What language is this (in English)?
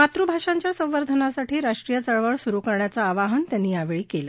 Marathi